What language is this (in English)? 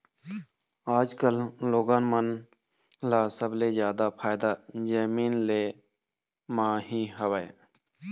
Chhattisgarhi